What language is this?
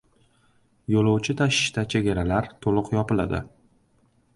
Uzbek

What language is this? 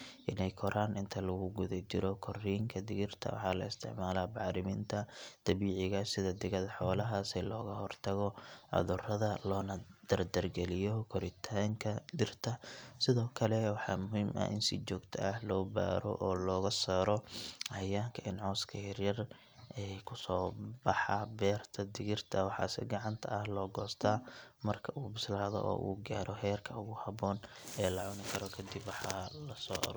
Somali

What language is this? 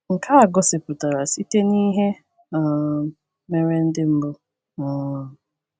Igbo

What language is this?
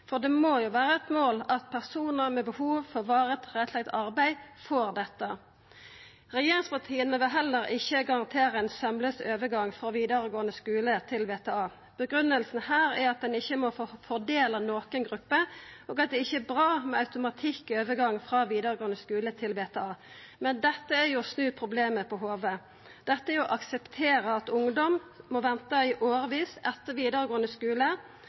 Norwegian Nynorsk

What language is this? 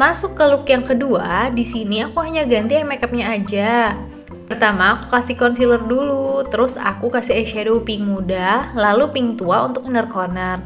Indonesian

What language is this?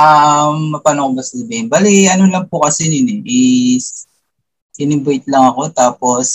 Filipino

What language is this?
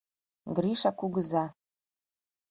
Mari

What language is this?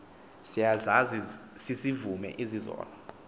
Xhosa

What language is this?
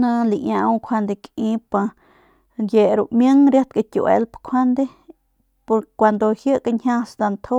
Northern Pame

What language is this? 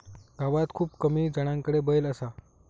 Marathi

